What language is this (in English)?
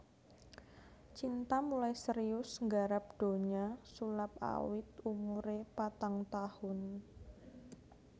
Javanese